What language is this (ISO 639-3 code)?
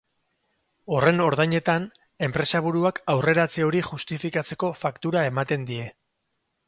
eus